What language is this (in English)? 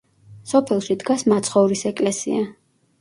Georgian